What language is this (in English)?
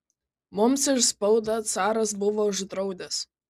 Lithuanian